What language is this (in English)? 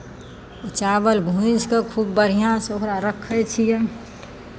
Maithili